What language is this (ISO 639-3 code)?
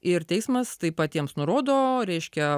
lit